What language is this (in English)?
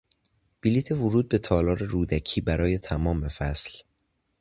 Persian